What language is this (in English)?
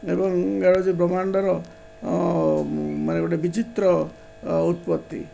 Odia